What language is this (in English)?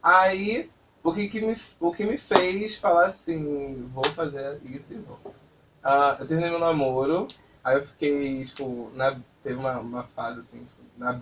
Portuguese